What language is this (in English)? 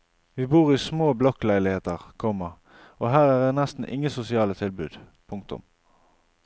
Norwegian